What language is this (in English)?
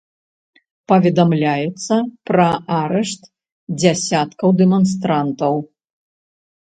Belarusian